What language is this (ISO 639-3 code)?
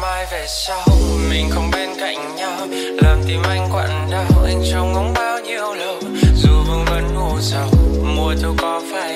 vie